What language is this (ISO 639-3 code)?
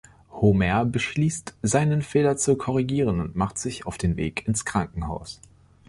deu